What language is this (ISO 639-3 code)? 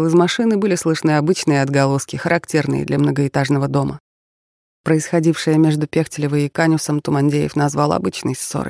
rus